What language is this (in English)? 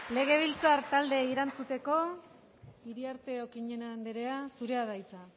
Basque